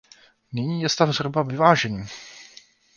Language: Czech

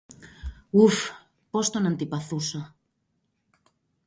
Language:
Greek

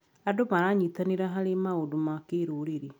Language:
Kikuyu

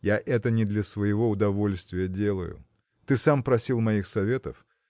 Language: Russian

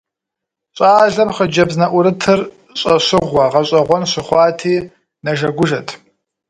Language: Kabardian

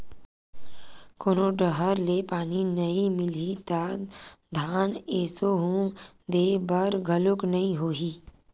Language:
Chhattisgarhi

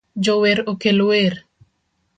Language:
Luo (Kenya and Tanzania)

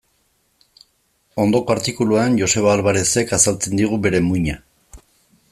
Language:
Basque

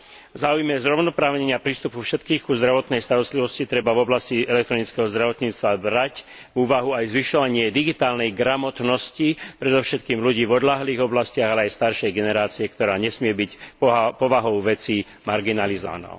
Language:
Slovak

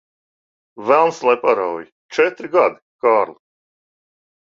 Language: Latvian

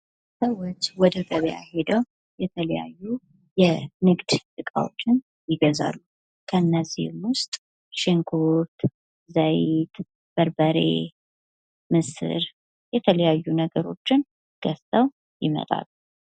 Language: Amharic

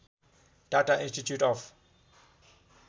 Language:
Nepali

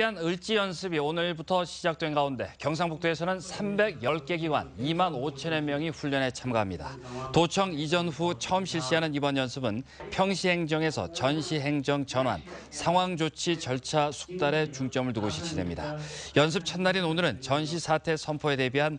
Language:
Korean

